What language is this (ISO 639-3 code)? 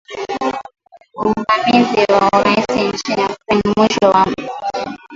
swa